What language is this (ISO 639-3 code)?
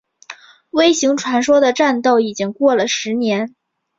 zho